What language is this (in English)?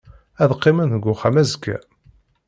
Kabyle